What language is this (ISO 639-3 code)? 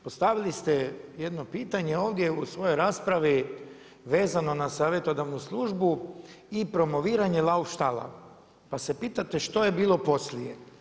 hrv